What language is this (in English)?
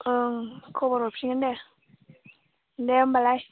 Bodo